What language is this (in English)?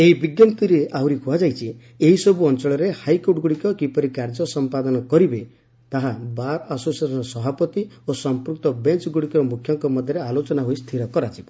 Odia